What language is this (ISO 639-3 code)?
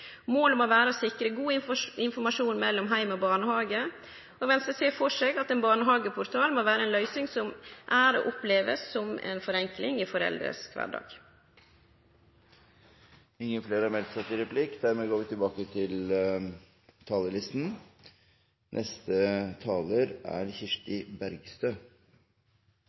nor